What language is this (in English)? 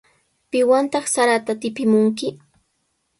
Sihuas Ancash Quechua